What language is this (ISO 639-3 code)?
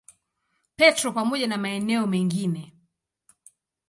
swa